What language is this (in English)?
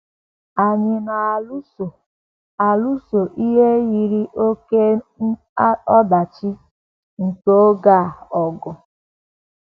Igbo